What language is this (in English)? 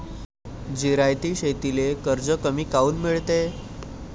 Marathi